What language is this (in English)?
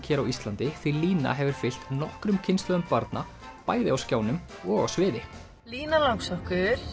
Icelandic